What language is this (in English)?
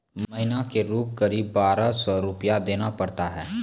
Maithili